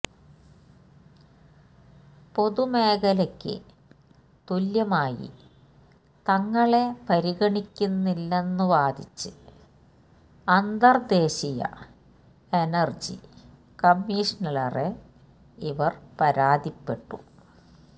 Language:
Malayalam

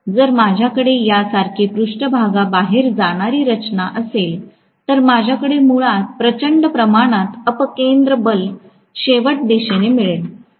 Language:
Marathi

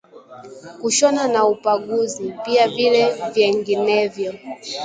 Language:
Swahili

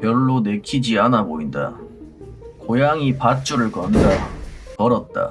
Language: Korean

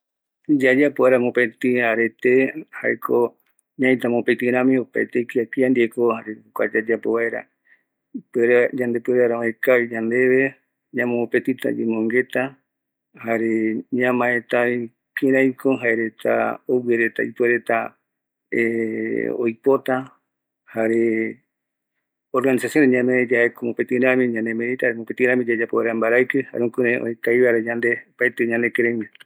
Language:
Eastern Bolivian Guaraní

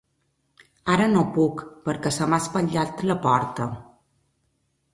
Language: Catalan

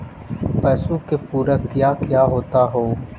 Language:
Magahi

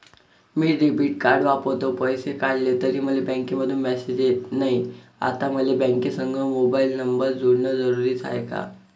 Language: Marathi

